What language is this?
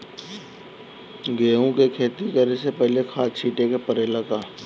Bhojpuri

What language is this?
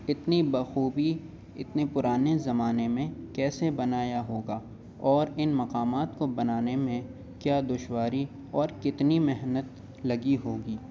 Urdu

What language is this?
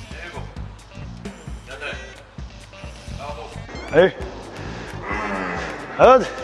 Korean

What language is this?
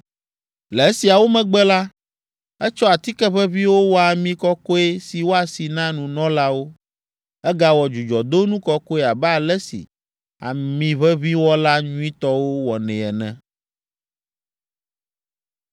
Ewe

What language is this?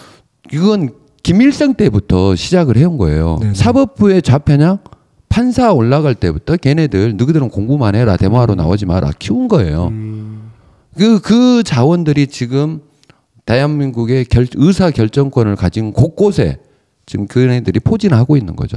Korean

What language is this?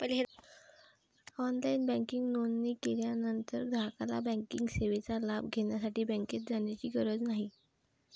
Marathi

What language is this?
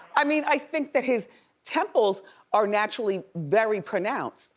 English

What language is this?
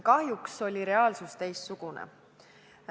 Estonian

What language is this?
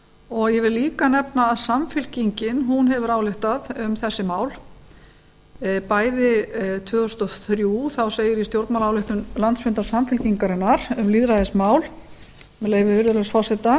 Icelandic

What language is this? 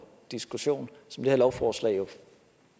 Danish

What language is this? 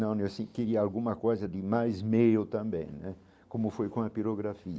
Portuguese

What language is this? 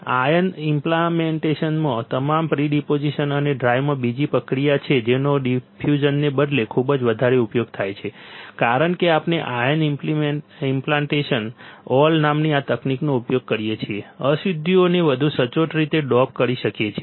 Gujarati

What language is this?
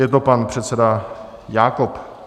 Czech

